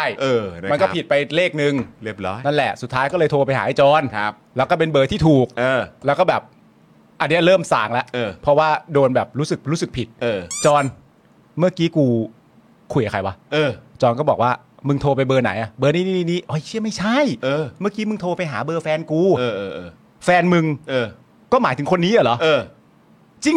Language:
Thai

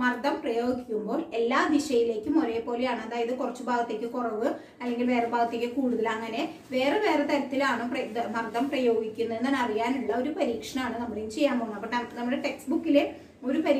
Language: Hindi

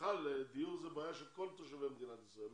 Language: Hebrew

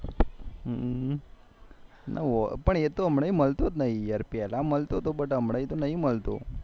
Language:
Gujarati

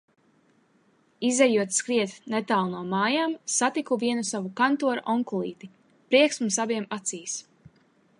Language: Latvian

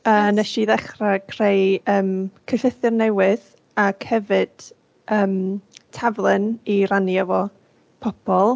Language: Welsh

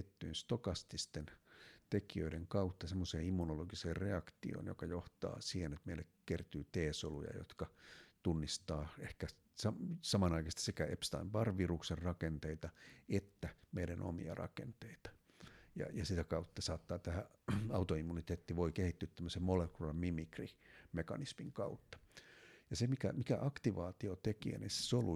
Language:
Finnish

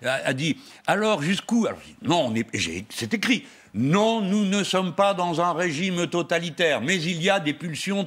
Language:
French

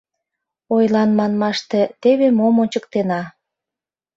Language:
Mari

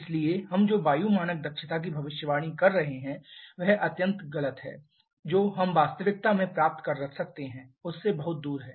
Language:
Hindi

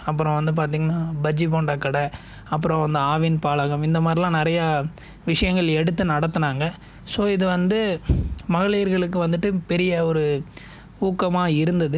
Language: Tamil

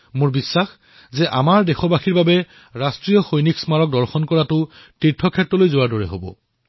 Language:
Assamese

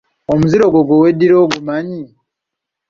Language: Ganda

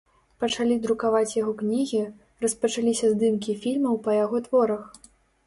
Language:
Belarusian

